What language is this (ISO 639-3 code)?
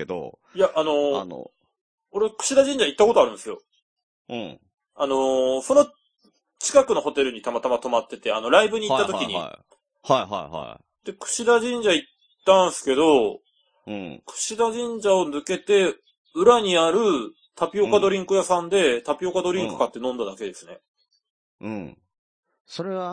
jpn